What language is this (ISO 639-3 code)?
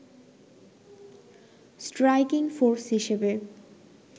ben